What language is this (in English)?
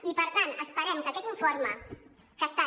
Catalan